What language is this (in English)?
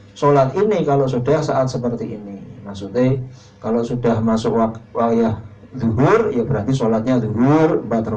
Indonesian